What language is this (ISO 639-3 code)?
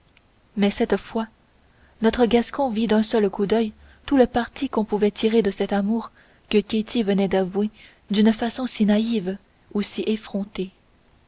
fra